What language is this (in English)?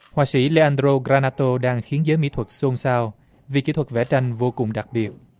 Vietnamese